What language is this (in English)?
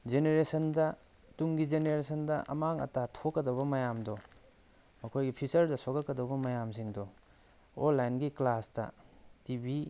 Manipuri